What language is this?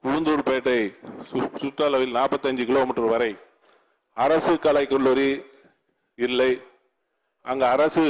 Turkish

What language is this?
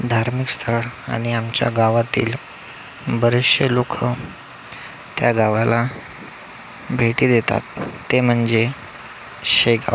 Marathi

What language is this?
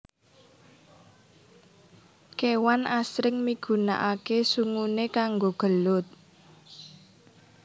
Javanese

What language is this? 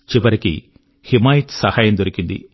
Telugu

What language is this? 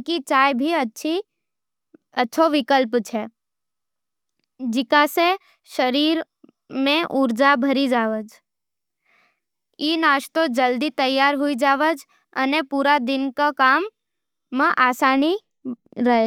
Nimadi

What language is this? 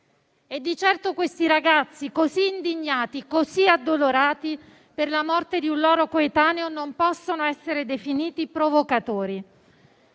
Italian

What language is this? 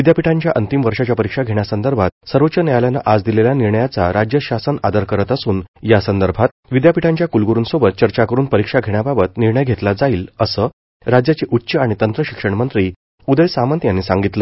Marathi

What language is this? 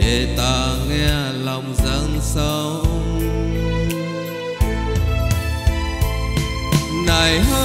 Vietnamese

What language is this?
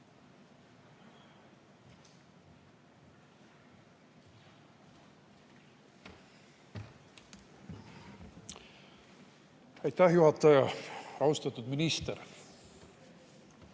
Estonian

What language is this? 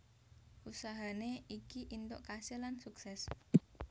Javanese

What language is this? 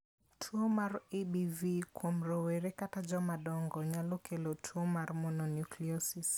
Luo (Kenya and Tanzania)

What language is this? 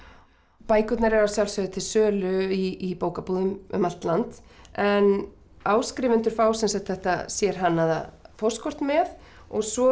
Icelandic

